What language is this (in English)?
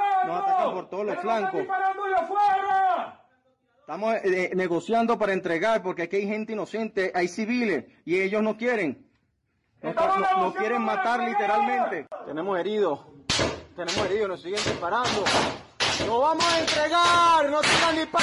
Spanish